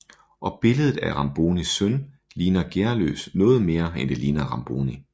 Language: Danish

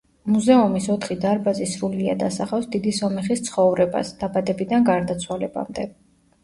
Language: Georgian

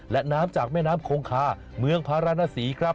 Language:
Thai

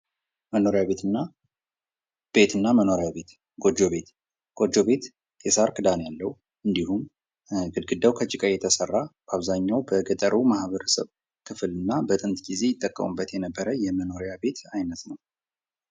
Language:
Amharic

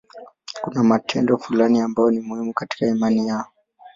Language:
Swahili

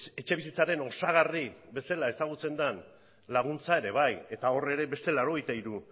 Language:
Basque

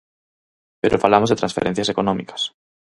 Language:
Galician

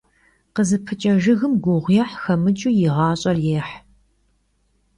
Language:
Kabardian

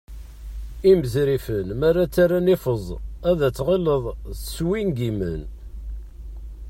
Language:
Kabyle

